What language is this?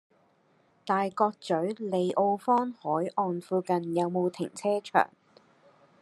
Cantonese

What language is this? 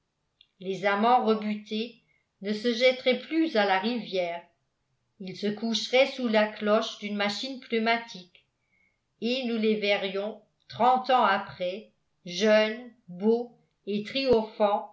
French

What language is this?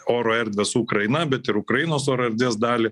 Lithuanian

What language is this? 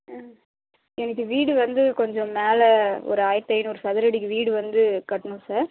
Tamil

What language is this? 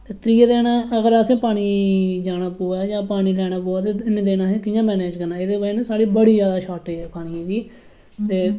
Dogri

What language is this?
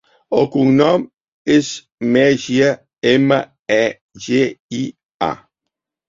Catalan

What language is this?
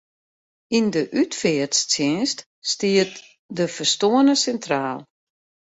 Western Frisian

